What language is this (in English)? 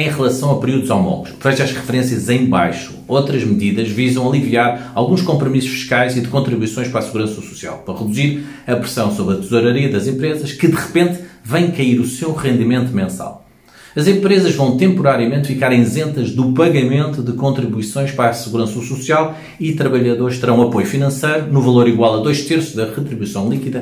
Portuguese